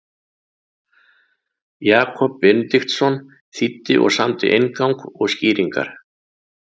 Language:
Icelandic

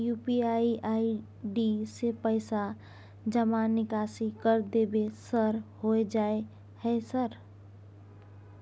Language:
Maithili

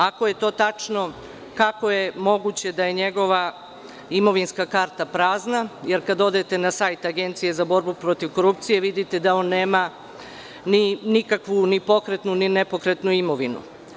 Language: Serbian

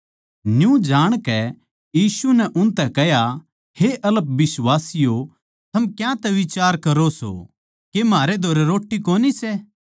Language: Haryanvi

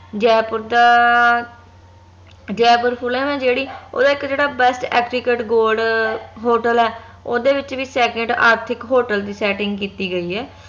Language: Punjabi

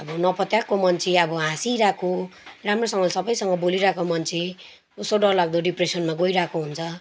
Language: Nepali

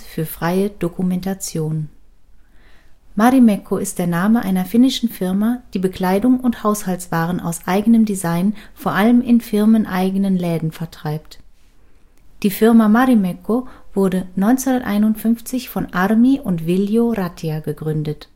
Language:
German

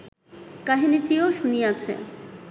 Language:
Bangla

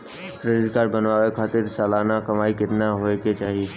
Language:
Bhojpuri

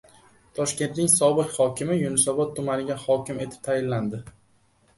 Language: Uzbek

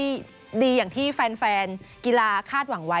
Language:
Thai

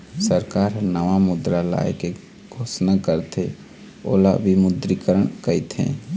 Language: Chhattisgarhi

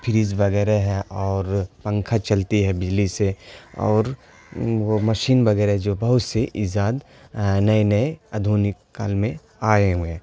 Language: Urdu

